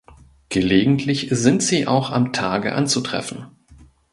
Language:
German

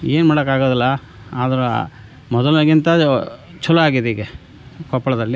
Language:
Kannada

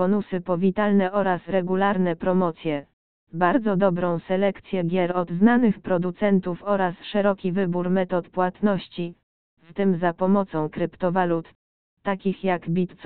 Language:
Polish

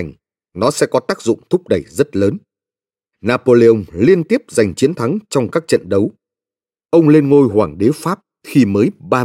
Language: Vietnamese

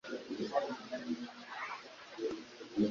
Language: Kinyarwanda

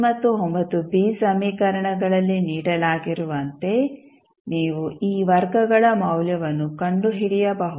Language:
Kannada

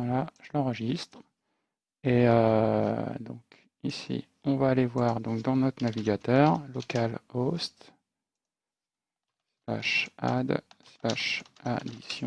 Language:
French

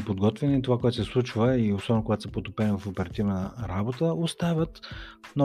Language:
Bulgarian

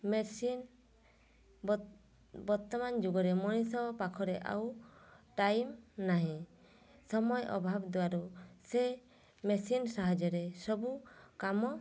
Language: Odia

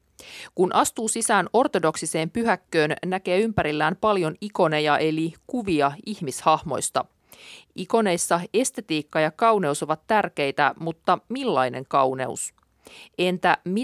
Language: Finnish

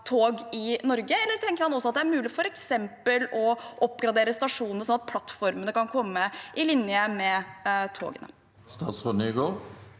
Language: Norwegian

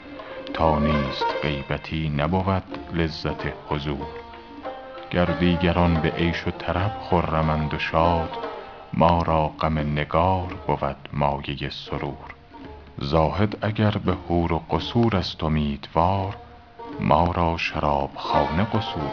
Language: Persian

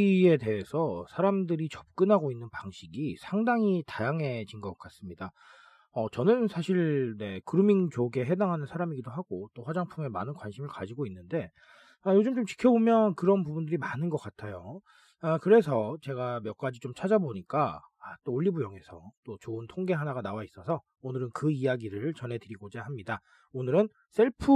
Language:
Korean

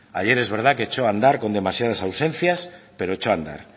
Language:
Spanish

